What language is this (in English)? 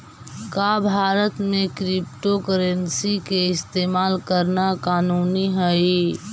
Magahi